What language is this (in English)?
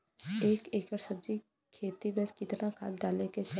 Bhojpuri